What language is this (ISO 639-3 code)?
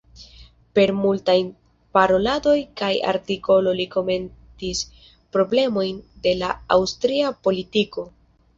epo